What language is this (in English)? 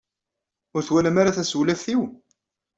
Kabyle